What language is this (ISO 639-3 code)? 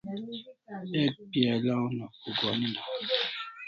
kls